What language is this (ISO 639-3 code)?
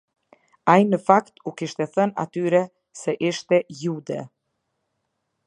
sqi